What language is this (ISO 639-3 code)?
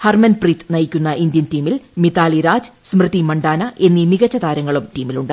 mal